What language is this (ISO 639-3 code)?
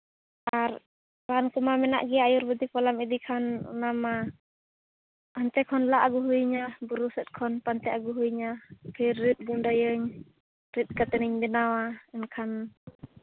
sat